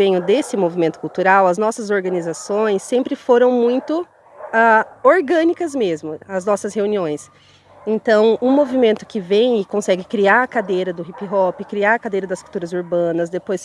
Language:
Portuguese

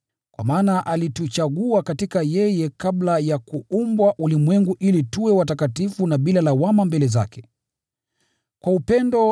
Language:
Swahili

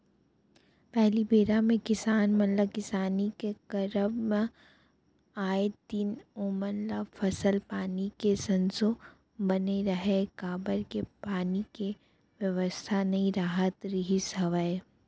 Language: Chhattisgarhi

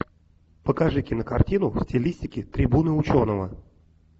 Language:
Russian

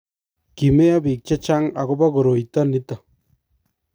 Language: Kalenjin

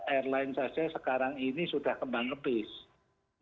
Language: Indonesian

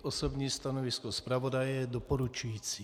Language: Czech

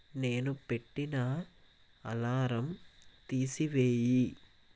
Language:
Telugu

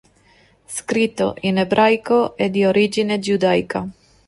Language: Italian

